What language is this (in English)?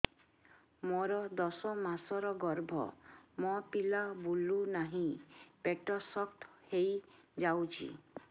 Odia